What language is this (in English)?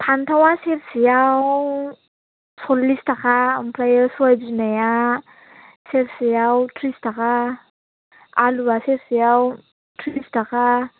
Bodo